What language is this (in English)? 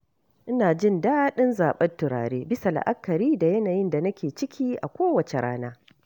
Hausa